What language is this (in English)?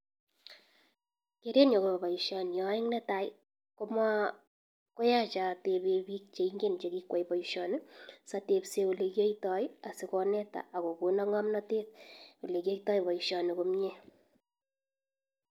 Kalenjin